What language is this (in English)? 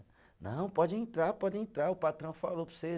Portuguese